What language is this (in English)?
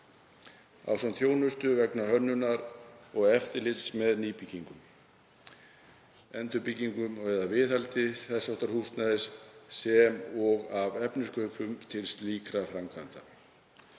Icelandic